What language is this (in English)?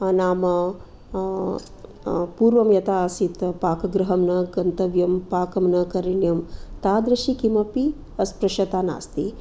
Sanskrit